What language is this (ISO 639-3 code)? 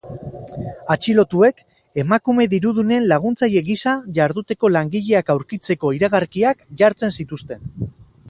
eus